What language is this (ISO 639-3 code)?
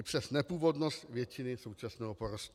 ces